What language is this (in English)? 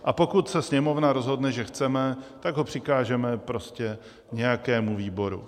Czech